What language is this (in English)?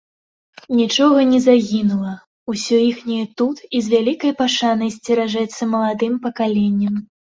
Belarusian